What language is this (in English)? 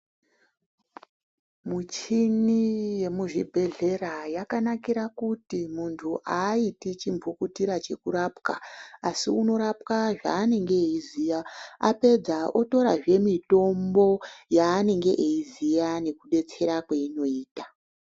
Ndau